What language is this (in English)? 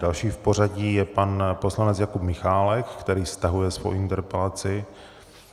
Czech